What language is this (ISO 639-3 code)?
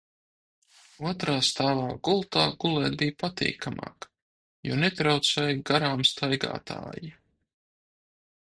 lav